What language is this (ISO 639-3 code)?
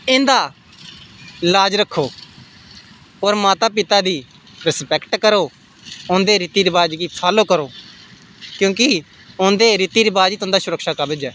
doi